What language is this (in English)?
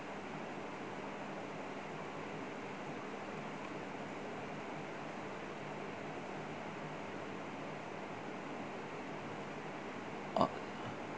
English